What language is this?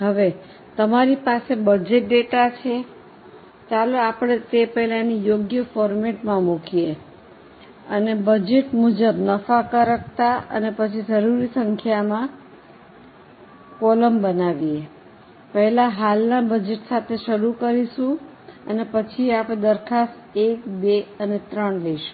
Gujarati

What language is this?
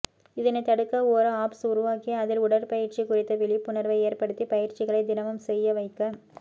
Tamil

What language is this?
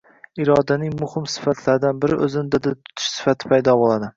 Uzbek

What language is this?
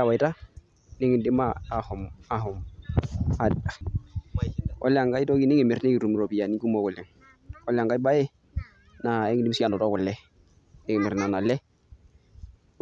Masai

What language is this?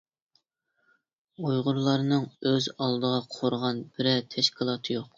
Uyghur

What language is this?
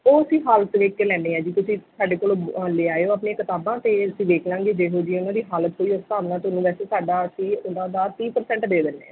Punjabi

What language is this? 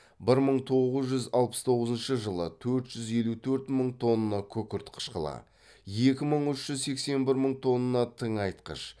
Kazakh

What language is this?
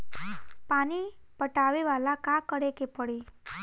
Bhojpuri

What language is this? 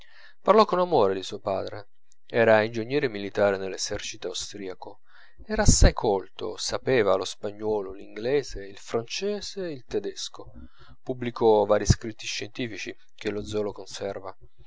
Italian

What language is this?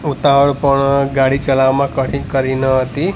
Gujarati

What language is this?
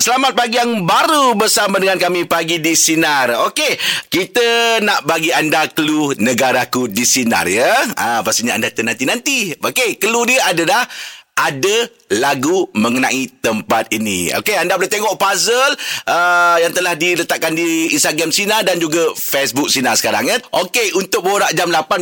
Malay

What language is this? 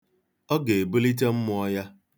Igbo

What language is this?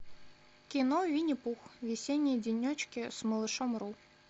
Russian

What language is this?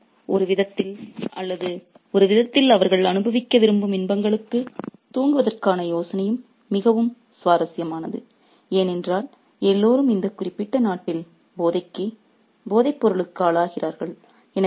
Tamil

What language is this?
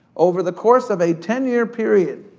English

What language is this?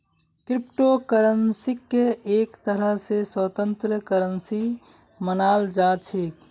Magahi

